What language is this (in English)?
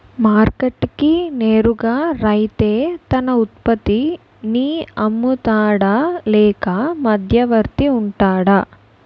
Telugu